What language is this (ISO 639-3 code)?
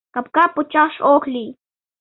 chm